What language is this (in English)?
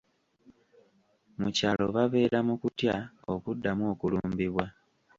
Ganda